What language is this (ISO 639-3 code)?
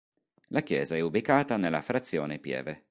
ita